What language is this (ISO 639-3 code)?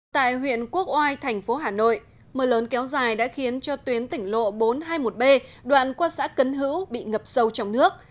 vie